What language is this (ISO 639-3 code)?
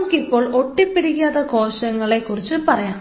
mal